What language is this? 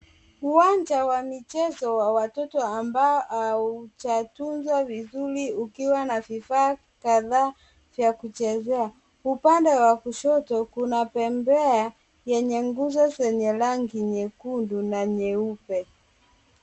Swahili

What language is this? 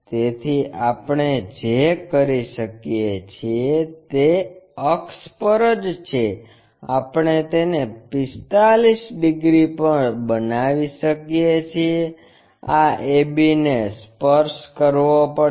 Gujarati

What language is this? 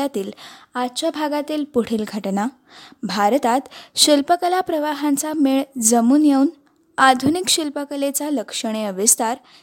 Marathi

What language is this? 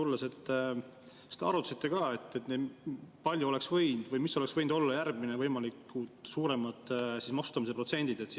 Estonian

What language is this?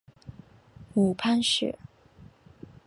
Chinese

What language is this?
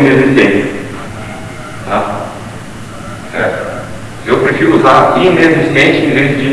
Portuguese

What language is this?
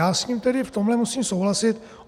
Czech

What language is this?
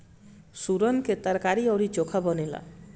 Bhojpuri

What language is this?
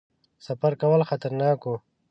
Pashto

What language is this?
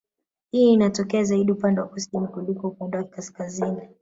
Swahili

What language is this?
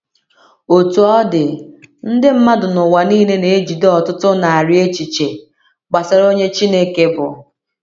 Igbo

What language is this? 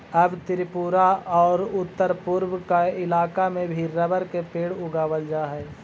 Magahi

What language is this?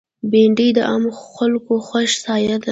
Pashto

